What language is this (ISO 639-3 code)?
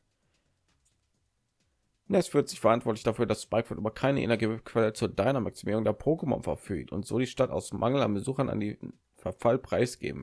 deu